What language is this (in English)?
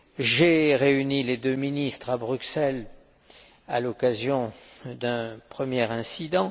French